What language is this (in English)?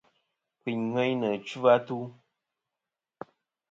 Kom